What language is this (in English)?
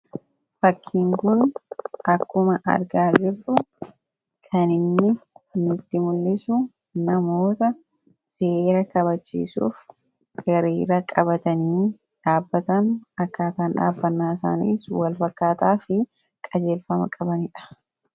Oromo